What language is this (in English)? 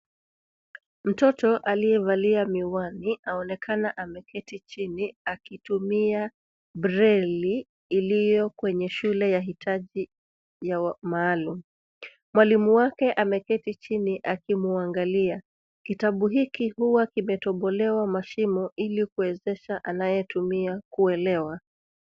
Swahili